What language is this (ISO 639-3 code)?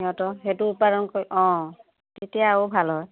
asm